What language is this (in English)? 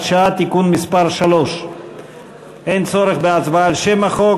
Hebrew